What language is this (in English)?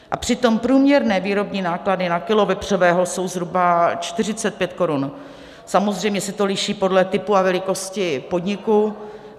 Czech